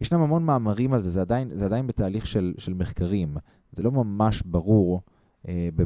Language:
Hebrew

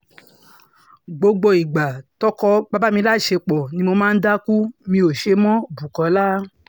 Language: Yoruba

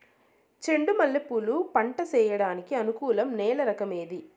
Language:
Telugu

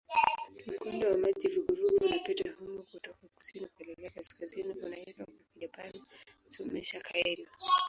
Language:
Swahili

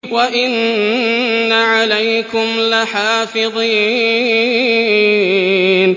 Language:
Arabic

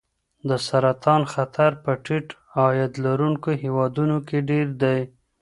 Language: Pashto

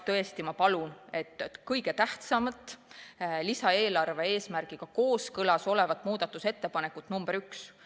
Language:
Estonian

